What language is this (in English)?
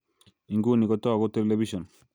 Kalenjin